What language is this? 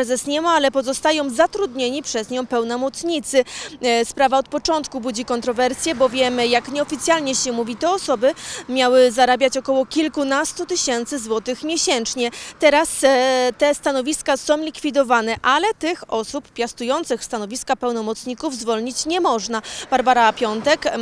Polish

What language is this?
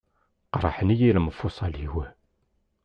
Kabyle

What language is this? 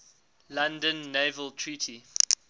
English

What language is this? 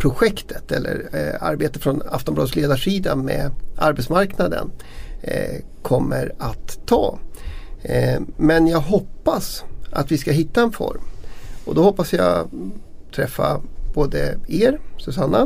Swedish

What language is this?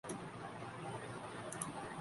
Urdu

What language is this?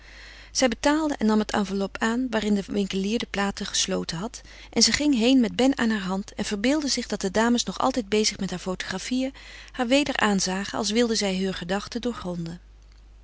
Dutch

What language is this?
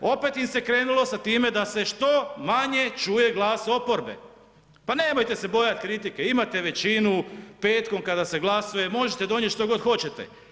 Croatian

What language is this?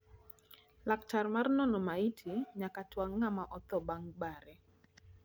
Luo (Kenya and Tanzania)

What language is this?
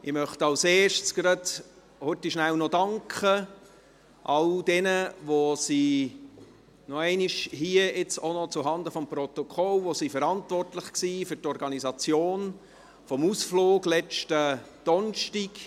Swiss German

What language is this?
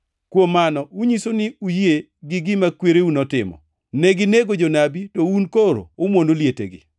Luo (Kenya and Tanzania)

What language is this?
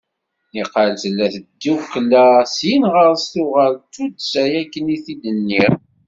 Kabyle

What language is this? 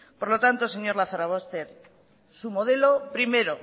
Spanish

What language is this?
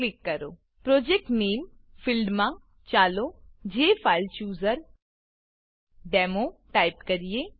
Gujarati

